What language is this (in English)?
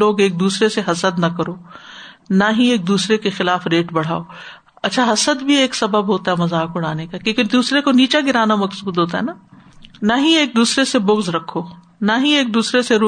Urdu